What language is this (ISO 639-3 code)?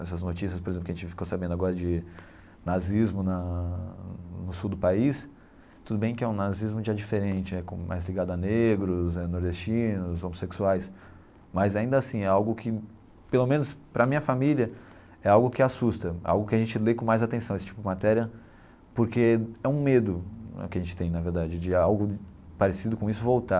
por